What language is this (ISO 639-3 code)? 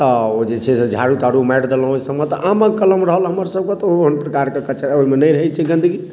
mai